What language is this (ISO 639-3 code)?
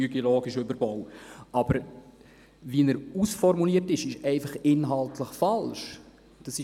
gsw